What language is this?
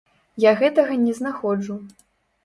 Belarusian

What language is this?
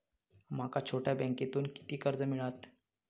Marathi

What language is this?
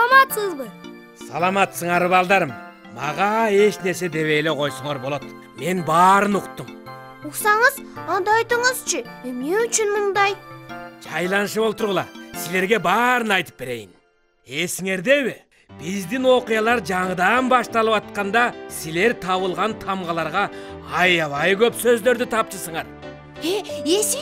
Turkish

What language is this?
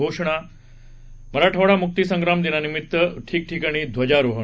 Marathi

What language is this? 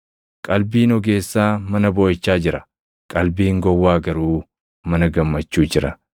Oromo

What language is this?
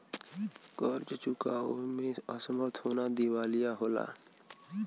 Bhojpuri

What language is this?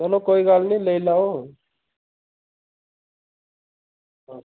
Dogri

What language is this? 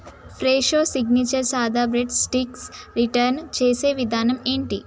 Telugu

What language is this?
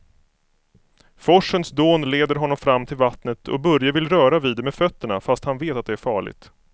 Swedish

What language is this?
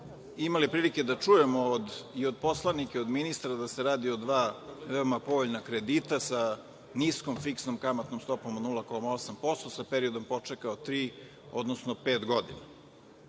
Serbian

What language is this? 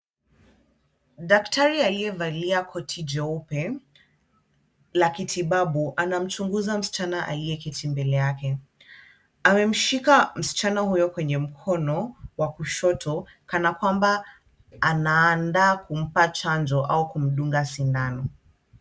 Swahili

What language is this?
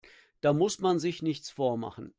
German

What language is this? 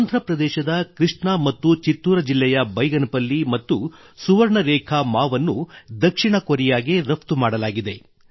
Kannada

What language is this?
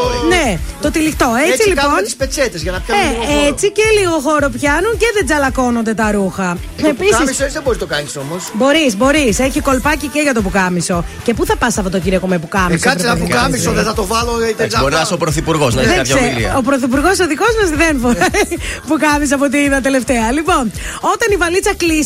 Greek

